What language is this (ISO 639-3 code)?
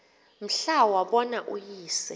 xho